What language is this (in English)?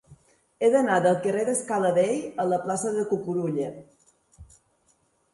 Catalan